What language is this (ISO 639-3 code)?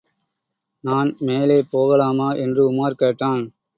tam